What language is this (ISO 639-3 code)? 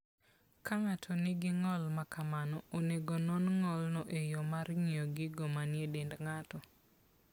luo